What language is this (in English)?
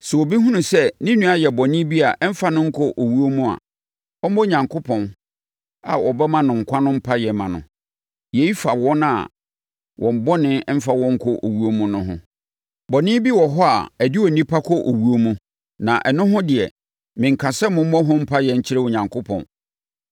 Akan